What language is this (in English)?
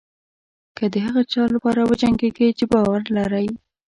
Pashto